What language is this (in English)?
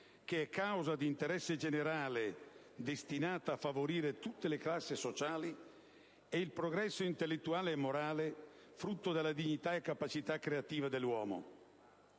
Italian